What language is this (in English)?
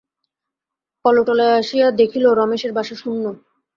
Bangla